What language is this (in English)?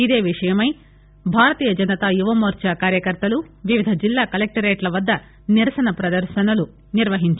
Telugu